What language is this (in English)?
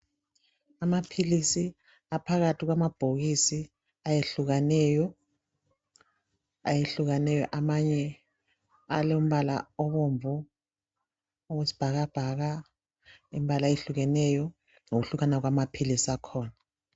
North Ndebele